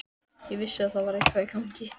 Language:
Icelandic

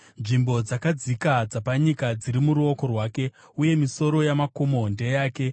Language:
Shona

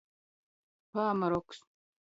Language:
Latgalian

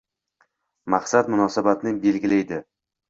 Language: Uzbek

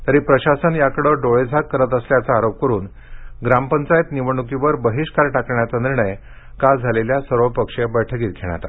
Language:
Marathi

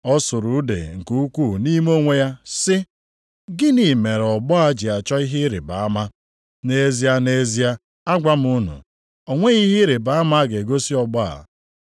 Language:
Igbo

